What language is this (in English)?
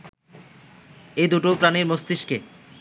Bangla